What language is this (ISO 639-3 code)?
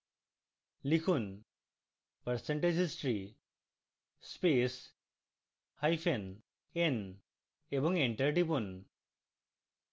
ben